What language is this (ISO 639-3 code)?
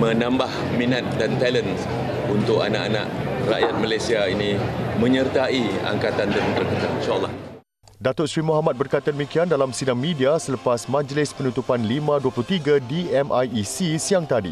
msa